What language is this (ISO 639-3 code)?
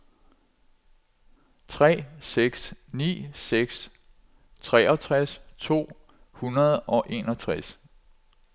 dan